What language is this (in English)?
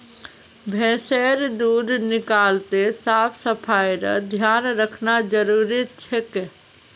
Magahi